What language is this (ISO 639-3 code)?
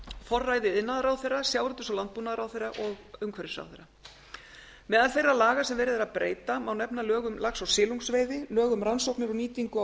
isl